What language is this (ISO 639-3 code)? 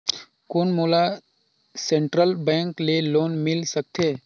hne